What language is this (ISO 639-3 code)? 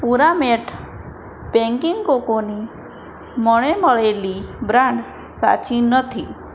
guj